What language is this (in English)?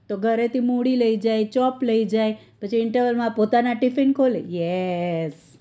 Gujarati